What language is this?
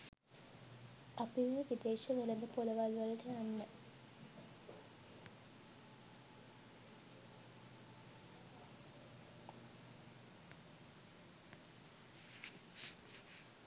Sinhala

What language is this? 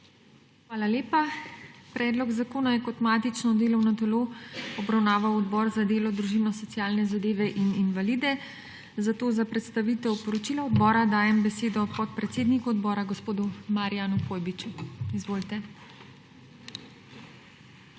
Slovenian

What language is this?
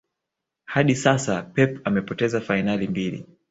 Swahili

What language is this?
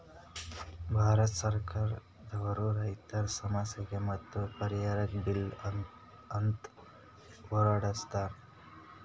Kannada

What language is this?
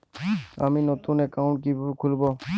Bangla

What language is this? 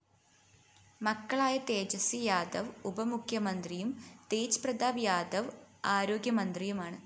Malayalam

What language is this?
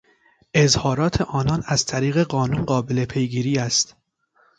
Persian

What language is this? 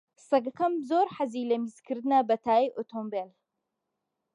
Central Kurdish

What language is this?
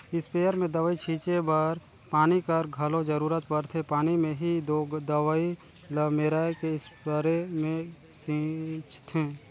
Chhattisgarhi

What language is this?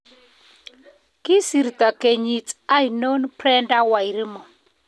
Kalenjin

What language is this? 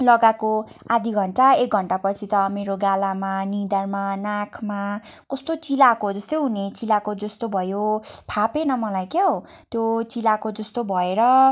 Nepali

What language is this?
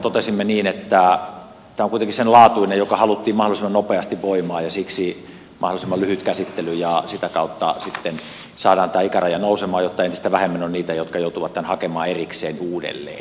Finnish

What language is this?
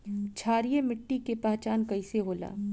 Bhojpuri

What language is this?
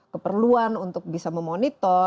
Indonesian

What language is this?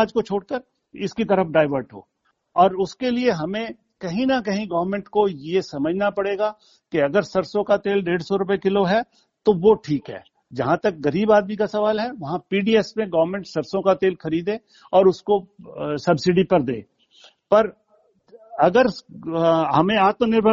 Hindi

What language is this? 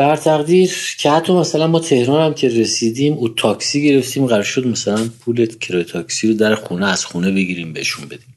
Persian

